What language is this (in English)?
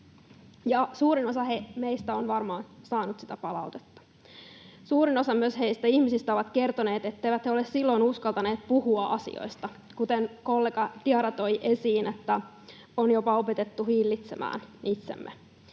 Finnish